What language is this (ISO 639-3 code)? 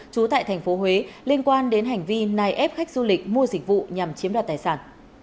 vie